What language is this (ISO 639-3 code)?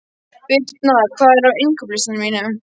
isl